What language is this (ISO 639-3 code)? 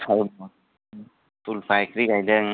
brx